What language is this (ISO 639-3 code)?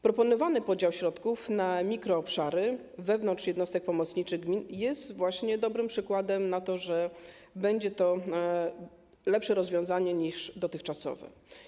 pol